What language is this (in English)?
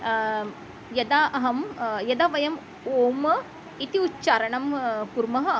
Sanskrit